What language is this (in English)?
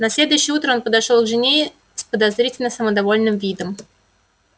Russian